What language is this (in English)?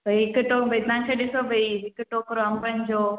Sindhi